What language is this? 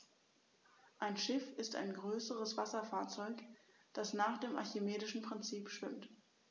German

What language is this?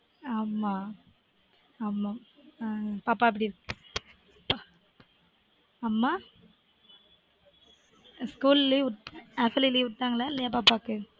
Tamil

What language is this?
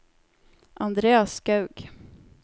Norwegian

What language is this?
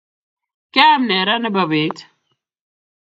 Kalenjin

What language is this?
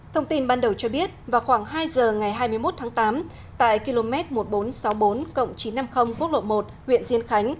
Vietnamese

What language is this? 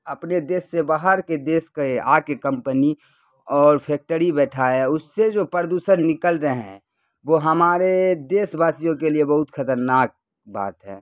Urdu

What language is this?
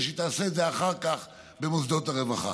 Hebrew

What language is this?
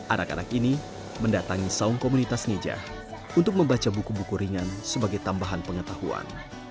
Indonesian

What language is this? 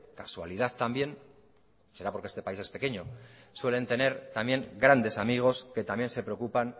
Spanish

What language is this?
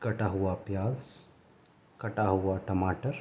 Urdu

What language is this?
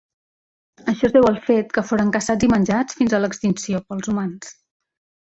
Catalan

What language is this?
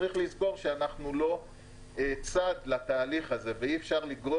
Hebrew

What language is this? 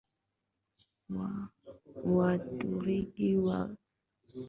Swahili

